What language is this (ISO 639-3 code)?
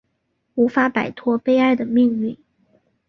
zho